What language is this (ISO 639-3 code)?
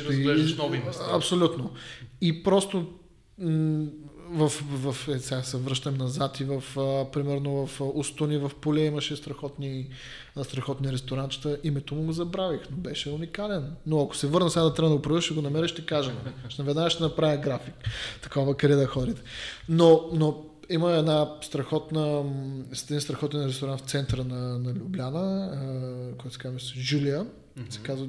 bul